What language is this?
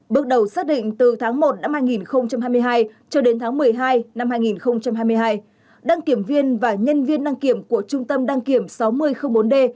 Vietnamese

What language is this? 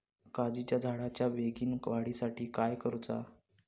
Marathi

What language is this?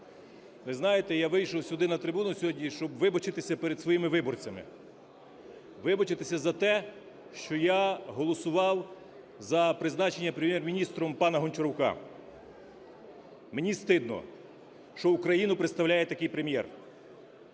Ukrainian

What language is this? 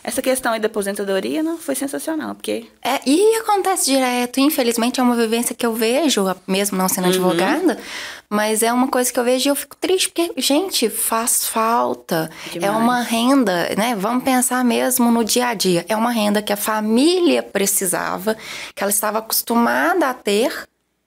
Portuguese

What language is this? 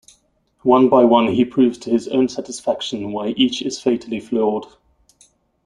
English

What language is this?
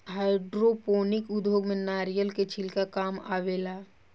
Bhojpuri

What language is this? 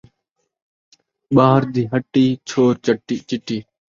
Saraiki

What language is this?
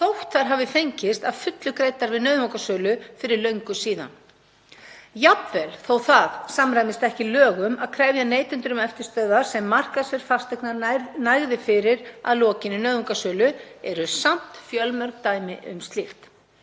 Icelandic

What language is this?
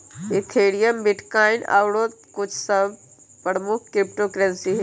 Magahi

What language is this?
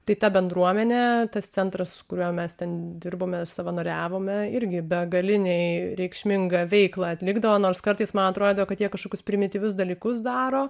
Lithuanian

